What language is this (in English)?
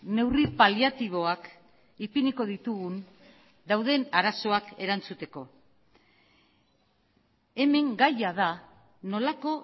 Basque